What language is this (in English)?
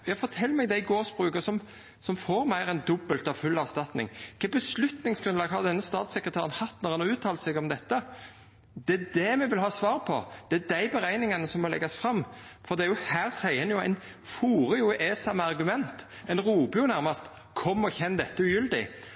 Norwegian Nynorsk